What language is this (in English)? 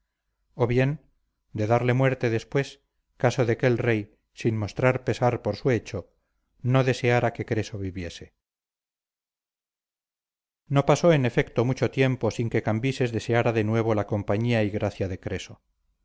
Spanish